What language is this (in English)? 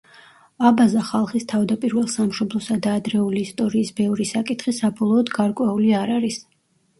Georgian